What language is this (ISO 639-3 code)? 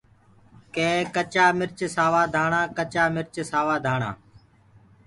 ggg